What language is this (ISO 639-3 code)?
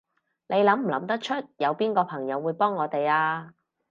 yue